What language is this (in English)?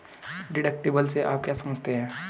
Hindi